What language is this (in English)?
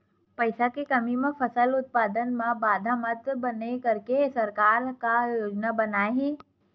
Chhattisgarhi